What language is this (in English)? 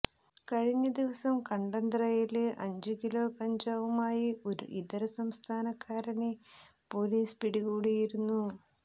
Malayalam